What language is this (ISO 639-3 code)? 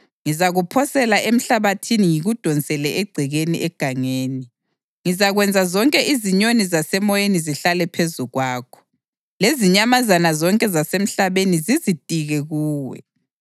nde